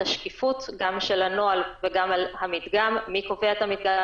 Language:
Hebrew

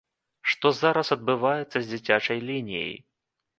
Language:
Belarusian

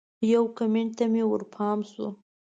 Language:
Pashto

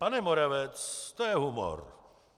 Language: Czech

